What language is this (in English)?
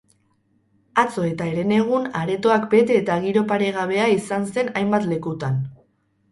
Basque